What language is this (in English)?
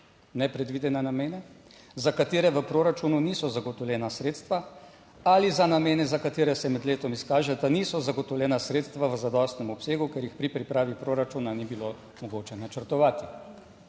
Slovenian